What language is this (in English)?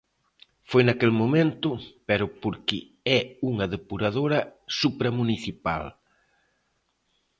Galician